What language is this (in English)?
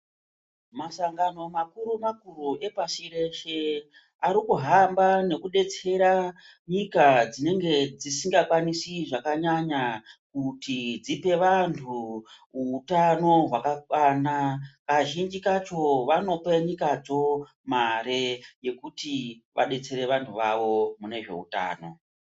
Ndau